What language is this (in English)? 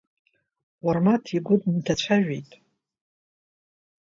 Abkhazian